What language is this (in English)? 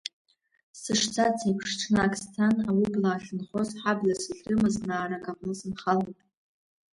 Abkhazian